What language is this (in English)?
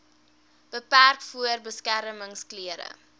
Afrikaans